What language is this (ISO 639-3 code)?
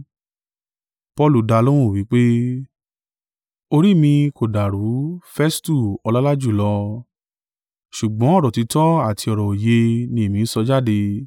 yor